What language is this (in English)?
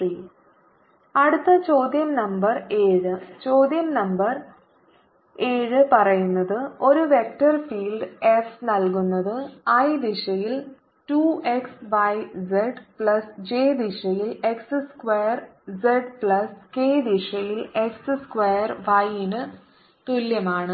Malayalam